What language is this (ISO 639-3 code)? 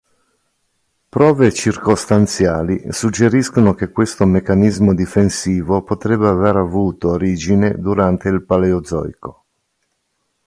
ita